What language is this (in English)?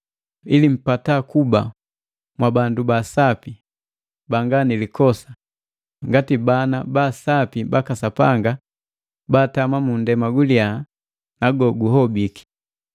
Matengo